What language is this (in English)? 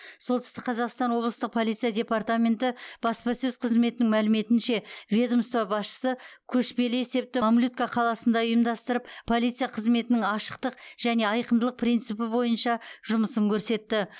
Kazakh